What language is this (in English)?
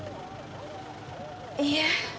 Japanese